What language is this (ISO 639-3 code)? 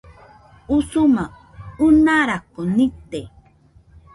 hux